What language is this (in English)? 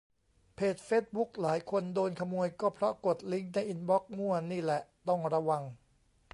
Thai